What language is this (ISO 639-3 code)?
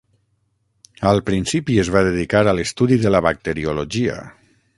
cat